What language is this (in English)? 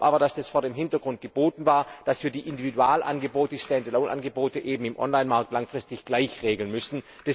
German